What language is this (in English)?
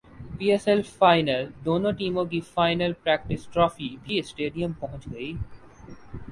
Urdu